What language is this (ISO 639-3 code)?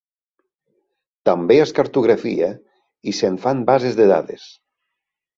cat